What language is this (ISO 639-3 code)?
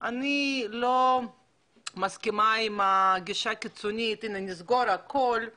heb